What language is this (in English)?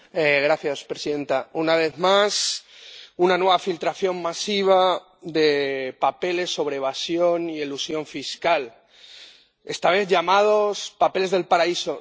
Spanish